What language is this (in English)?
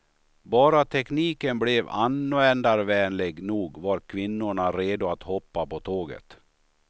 Swedish